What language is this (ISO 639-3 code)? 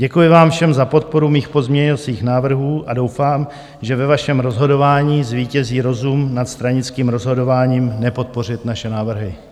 ces